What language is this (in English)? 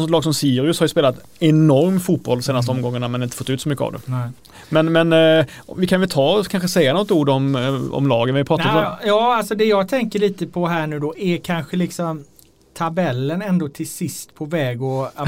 Swedish